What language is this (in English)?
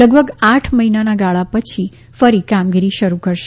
Gujarati